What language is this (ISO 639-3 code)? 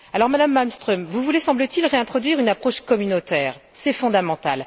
fra